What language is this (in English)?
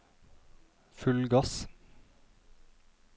Norwegian